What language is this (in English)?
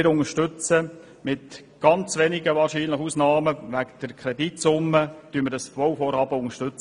Swiss German